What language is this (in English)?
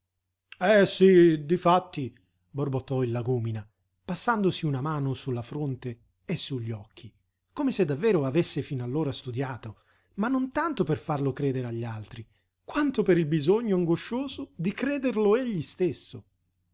Italian